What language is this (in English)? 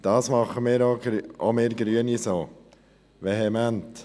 Swiss German